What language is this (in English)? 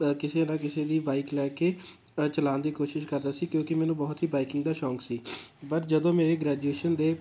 Punjabi